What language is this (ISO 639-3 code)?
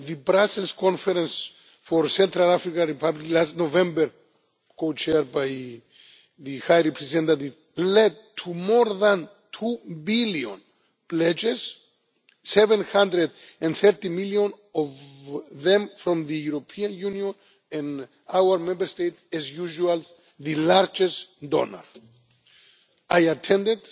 eng